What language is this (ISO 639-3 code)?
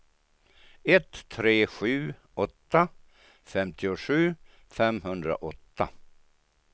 swe